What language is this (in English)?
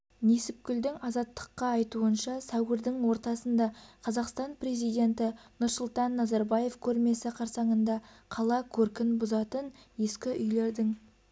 Kazakh